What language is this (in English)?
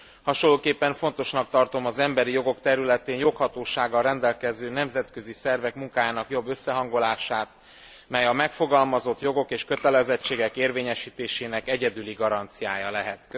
Hungarian